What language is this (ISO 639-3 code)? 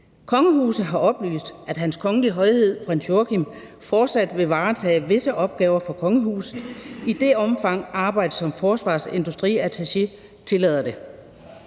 dan